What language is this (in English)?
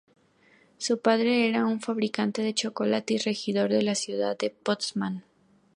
Spanish